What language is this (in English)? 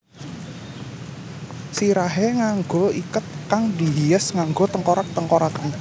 Javanese